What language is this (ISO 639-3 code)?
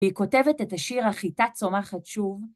heb